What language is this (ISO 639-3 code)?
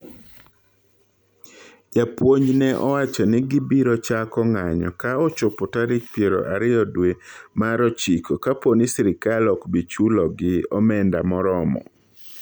luo